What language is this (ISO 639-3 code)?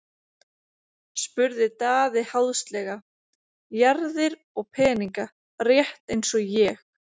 isl